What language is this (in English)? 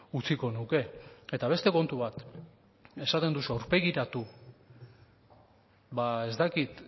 Basque